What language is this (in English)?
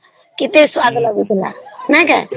Odia